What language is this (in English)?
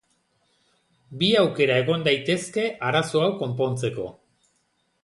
Basque